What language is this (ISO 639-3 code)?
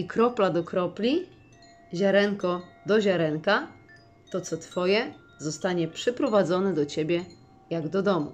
pol